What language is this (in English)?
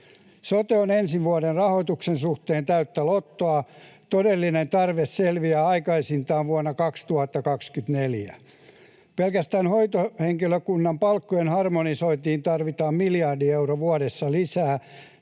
Finnish